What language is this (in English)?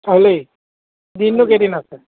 Assamese